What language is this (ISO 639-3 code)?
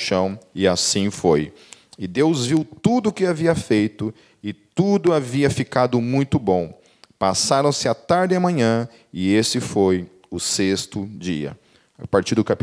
por